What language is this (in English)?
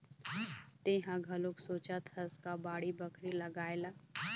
Chhattisgarhi